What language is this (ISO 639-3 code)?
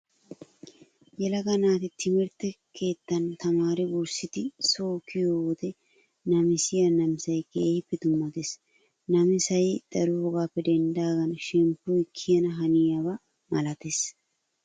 wal